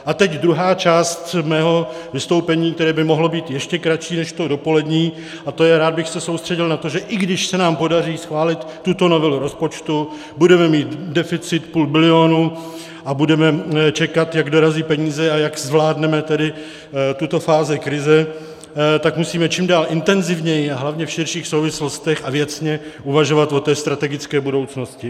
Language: Czech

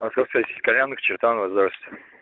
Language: Russian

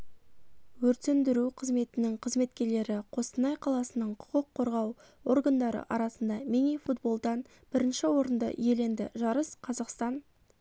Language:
Kazakh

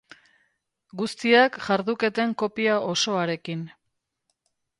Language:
Basque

